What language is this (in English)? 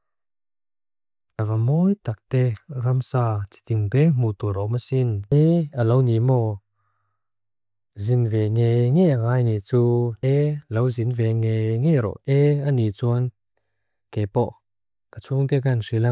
Mizo